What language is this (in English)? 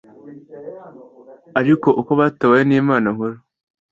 Kinyarwanda